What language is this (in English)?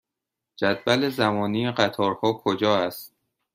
Persian